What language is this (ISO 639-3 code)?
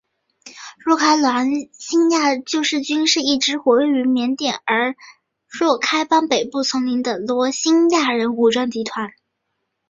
zho